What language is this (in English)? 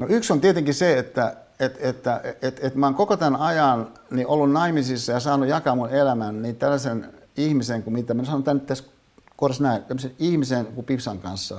Finnish